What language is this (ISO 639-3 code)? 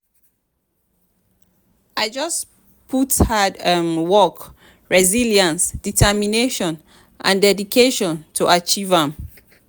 pcm